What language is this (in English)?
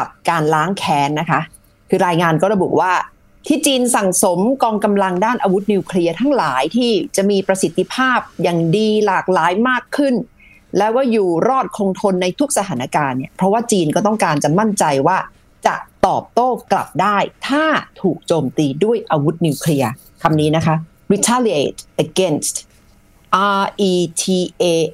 Thai